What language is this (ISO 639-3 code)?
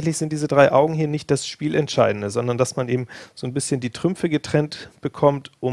deu